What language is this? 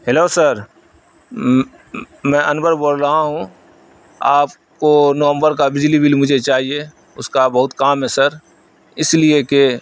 Urdu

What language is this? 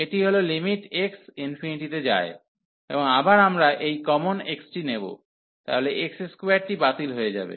Bangla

